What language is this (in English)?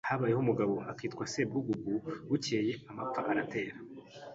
Kinyarwanda